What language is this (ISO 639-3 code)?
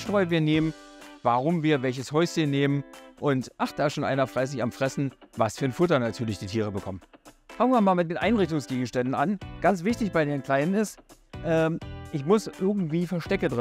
deu